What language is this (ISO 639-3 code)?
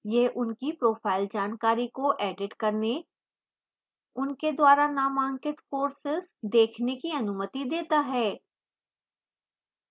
hin